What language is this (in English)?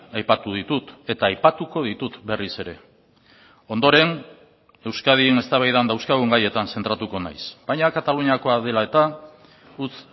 Basque